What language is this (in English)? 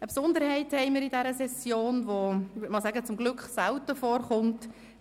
Swiss German